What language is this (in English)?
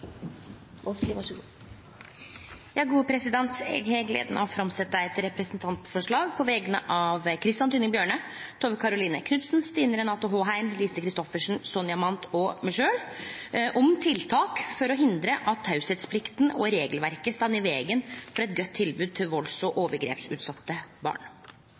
Norwegian Nynorsk